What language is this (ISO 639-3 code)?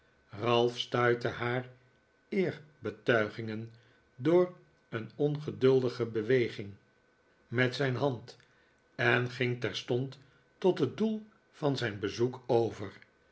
nld